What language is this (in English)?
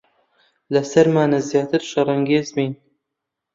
Central Kurdish